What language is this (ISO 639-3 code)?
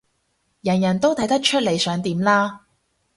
yue